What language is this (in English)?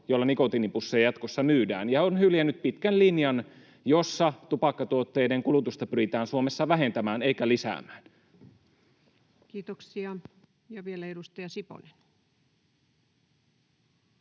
Finnish